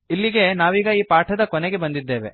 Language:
Kannada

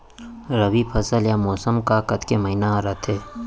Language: Chhattisgarhi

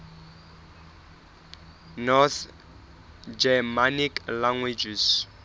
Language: Southern Sotho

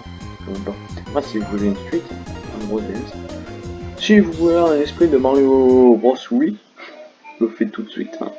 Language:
French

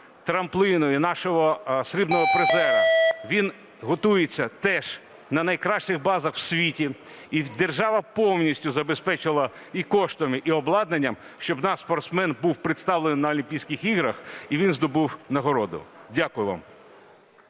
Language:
Ukrainian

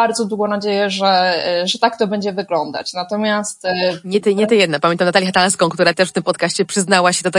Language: Polish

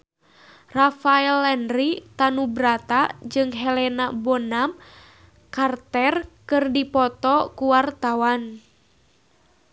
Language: Sundanese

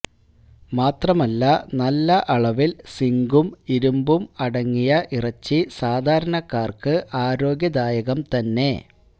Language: Malayalam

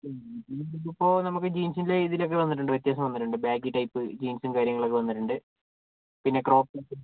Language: Malayalam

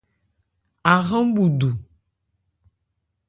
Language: Ebrié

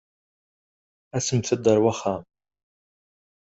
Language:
Kabyle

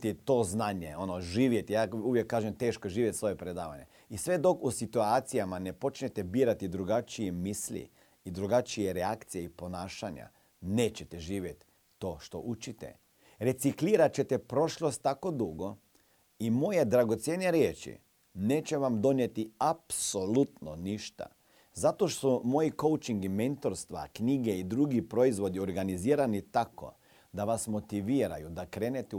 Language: Croatian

